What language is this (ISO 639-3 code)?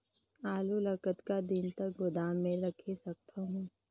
hne